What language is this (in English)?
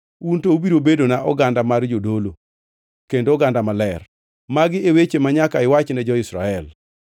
Luo (Kenya and Tanzania)